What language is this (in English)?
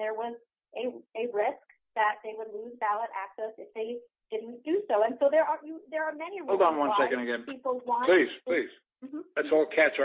English